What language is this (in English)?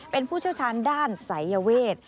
Thai